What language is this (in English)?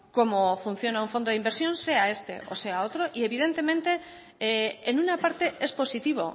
Spanish